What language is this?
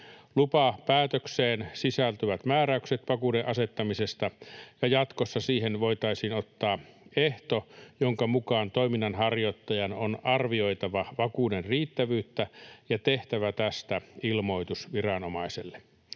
Finnish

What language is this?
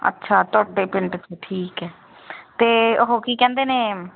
Punjabi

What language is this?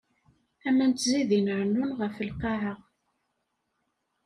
Kabyle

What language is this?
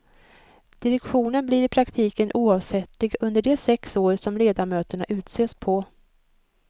Swedish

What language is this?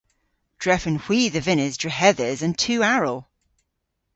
Cornish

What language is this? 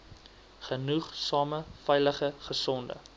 Afrikaans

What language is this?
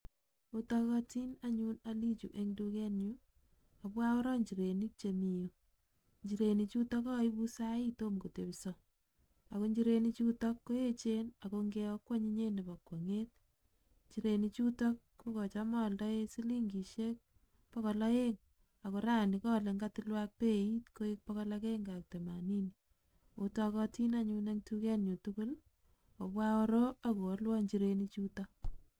Kalenjin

